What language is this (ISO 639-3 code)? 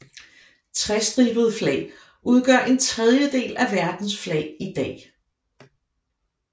dan